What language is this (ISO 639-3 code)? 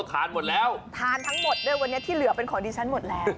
tha